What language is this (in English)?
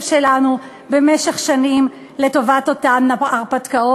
Hebrew